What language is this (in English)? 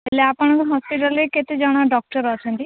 Odia